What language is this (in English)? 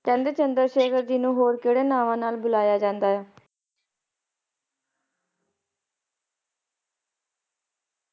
Punjabi